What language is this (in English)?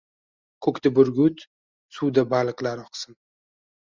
Uzbek